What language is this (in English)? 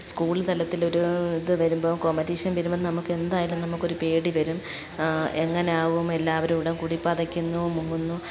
Malayalam